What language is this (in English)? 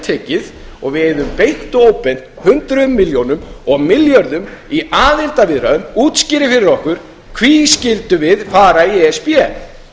Icelandic